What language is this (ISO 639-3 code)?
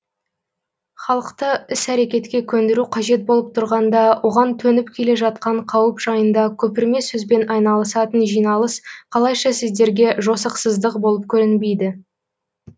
kaz